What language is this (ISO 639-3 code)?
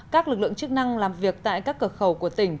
vie